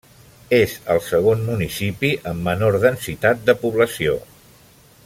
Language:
Catalan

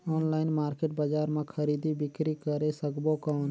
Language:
Chhattisgarhi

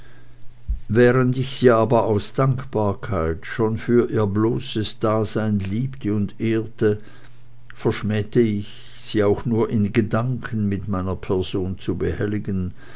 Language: German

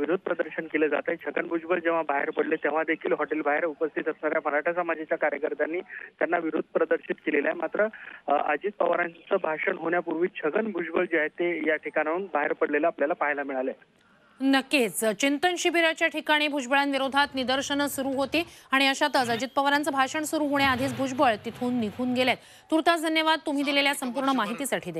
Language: Hindi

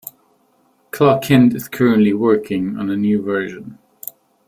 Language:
English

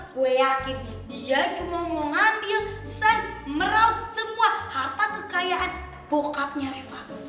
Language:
Indonesian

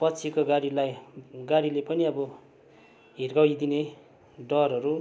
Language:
Nepali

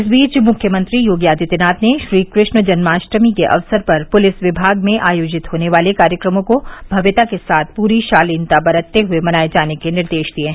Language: Hindi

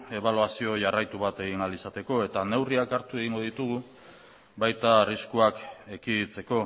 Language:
Basque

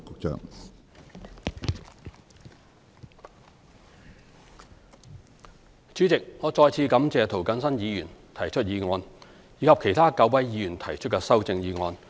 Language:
Cantonese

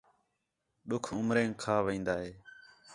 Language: Khetrani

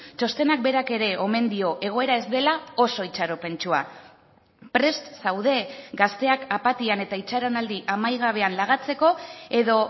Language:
Basque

